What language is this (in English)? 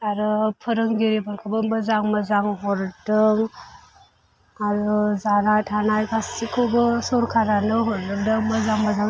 Bodo